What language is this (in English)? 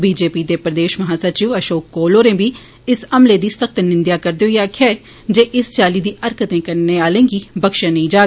Dogri